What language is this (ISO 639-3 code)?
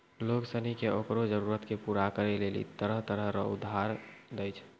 mai